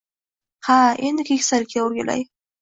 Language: Uzbek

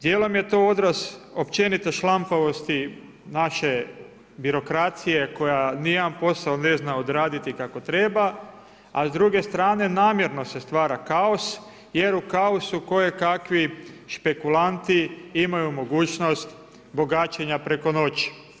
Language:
Croatian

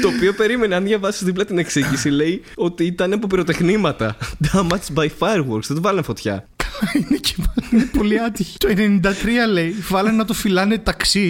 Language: Greek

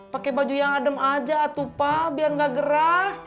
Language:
Indonesian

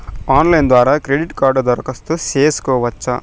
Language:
Telugu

